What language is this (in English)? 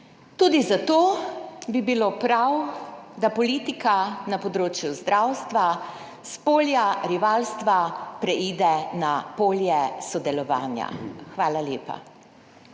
Slovenian